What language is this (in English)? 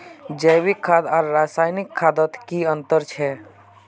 Magahi